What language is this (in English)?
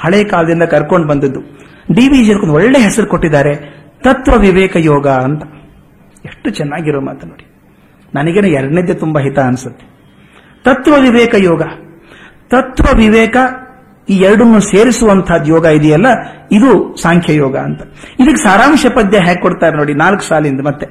Kannada